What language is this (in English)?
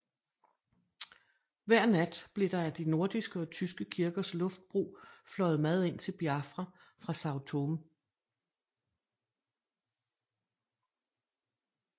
Danish